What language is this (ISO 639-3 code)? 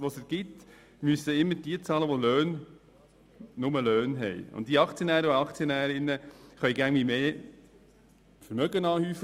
gsw